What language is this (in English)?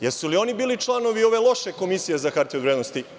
Serbian